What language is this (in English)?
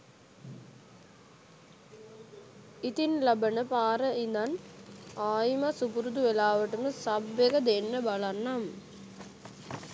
Sinhala